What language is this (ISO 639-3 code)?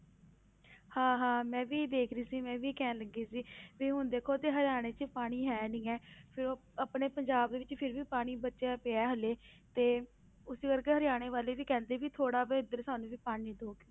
pan